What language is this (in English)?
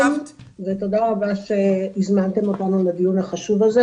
Hebrew